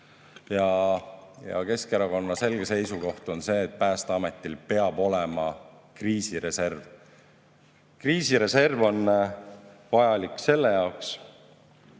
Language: Estonian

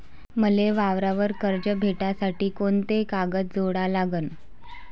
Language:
Marathi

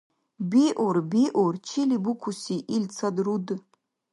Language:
Dargwa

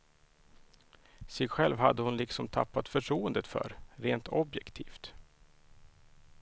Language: Swedish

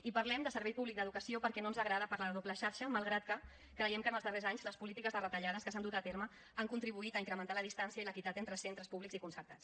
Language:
Catalan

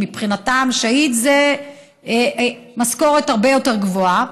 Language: Hebrew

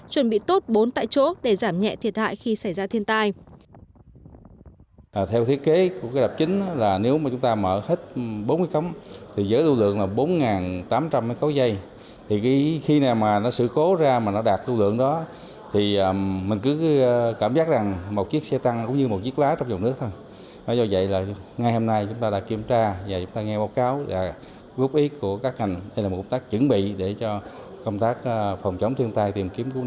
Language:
Vietnamese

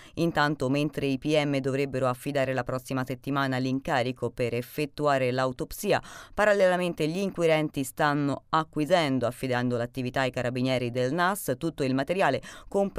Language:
Italian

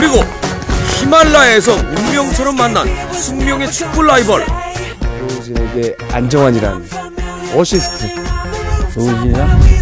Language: Korean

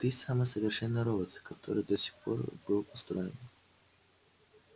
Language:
Russian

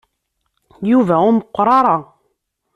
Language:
Kabyle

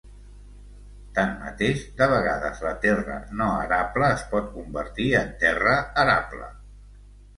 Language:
Catalan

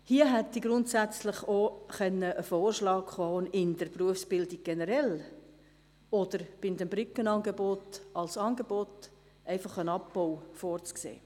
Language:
Swiss German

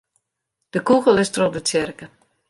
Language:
Western Frisian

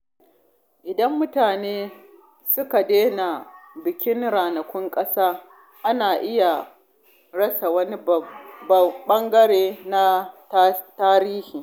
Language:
Hausa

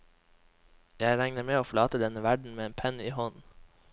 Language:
Norwegian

